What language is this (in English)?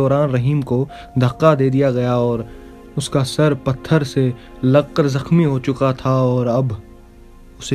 Urdu